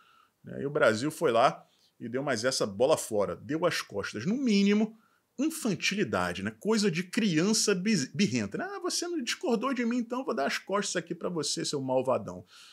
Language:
Portuguese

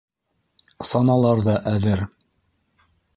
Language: Bashkir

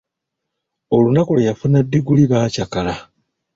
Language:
Ganda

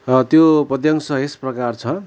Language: Nepali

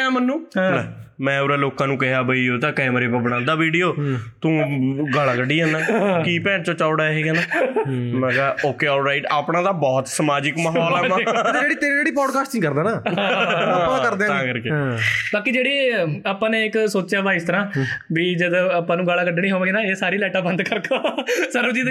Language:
Punjabi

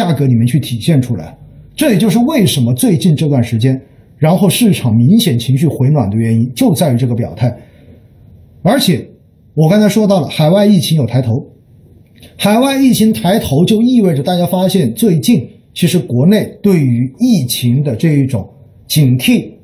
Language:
Chinese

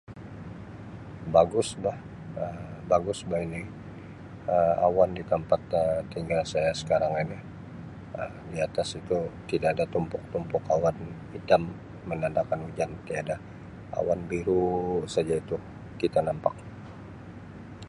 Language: Sabah Malay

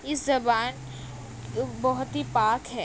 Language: Urdu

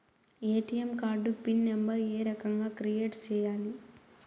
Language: Telugu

